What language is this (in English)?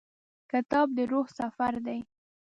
Pashto